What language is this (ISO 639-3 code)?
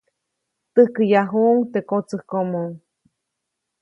zoc